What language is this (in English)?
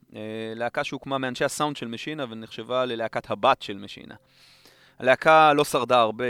Hebrew